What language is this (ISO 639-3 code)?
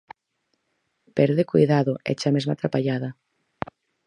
glg